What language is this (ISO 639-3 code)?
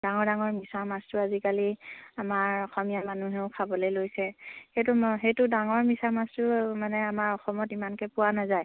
asm